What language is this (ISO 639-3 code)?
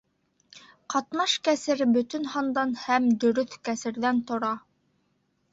bak